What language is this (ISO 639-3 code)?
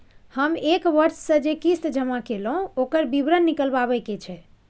mai